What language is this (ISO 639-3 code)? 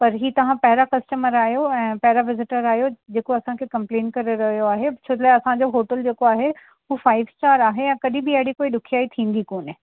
snd